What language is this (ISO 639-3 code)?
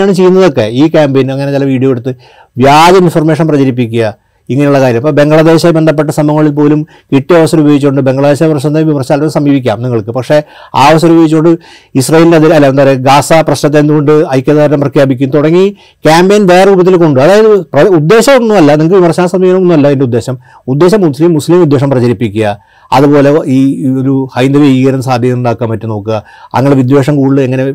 mal